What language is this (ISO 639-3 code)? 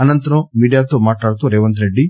tel